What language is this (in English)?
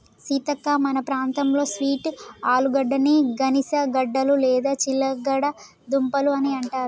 Telugu